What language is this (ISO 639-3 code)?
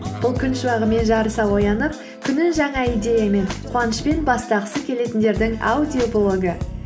kaz